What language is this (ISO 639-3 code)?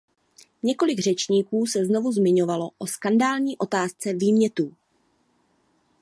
ces